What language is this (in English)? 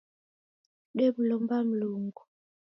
Taita